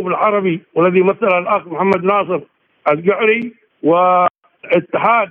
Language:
Arabic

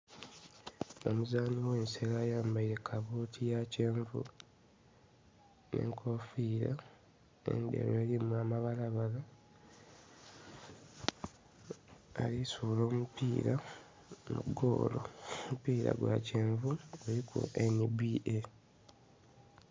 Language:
Soga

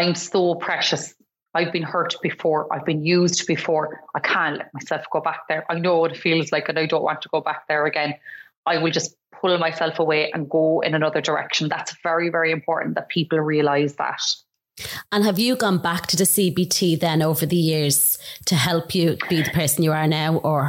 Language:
English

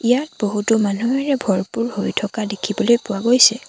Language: Assamese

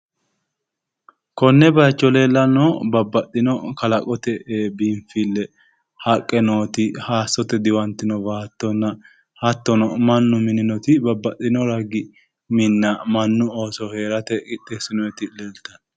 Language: Sidamo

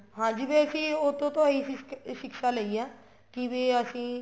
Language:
Punjabi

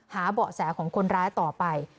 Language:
Thai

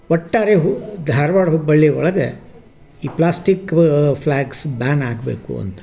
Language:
Kannada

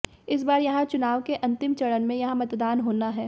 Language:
Hindi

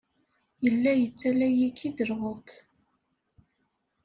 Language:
Kabyle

